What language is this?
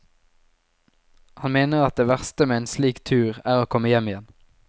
Norwegian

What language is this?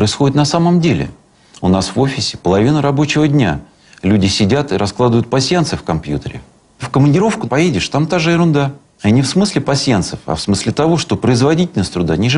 Russian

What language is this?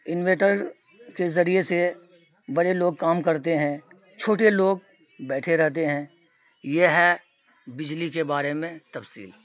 Urdu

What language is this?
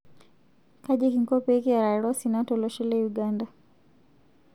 Masai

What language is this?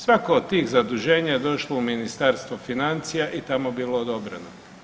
Croatian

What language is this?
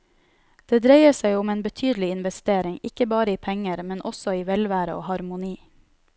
Norwegian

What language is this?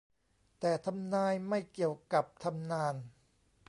Thai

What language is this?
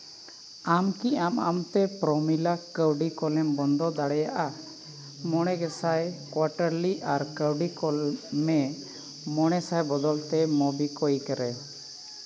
Santali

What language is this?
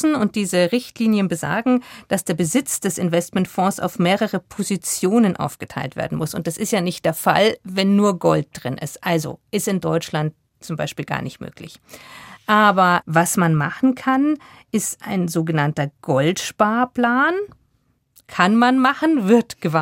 German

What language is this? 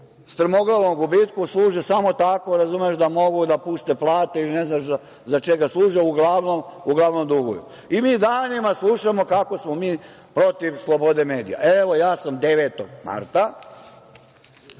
Serbian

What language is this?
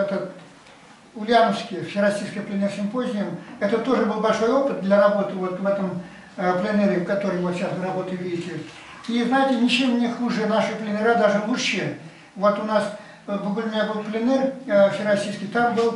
Russian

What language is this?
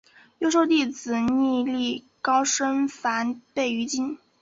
Chinese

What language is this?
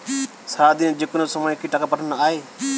Bangla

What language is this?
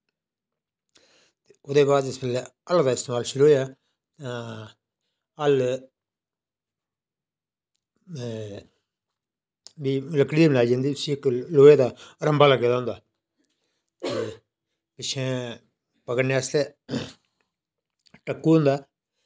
Dogri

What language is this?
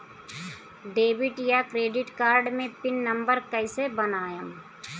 Bhojpuri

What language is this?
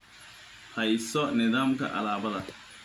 Somali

